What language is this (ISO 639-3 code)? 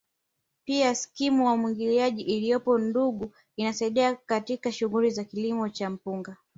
swa